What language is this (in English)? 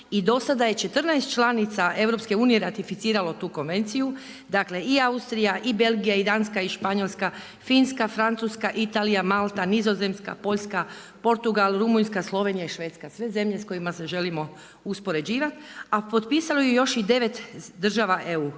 Croatian